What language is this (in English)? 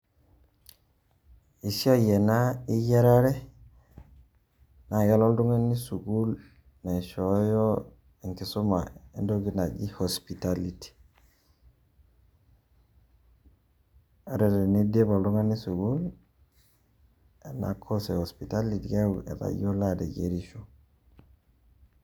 Masai